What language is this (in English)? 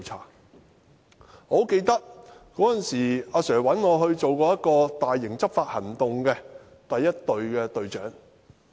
Cantonese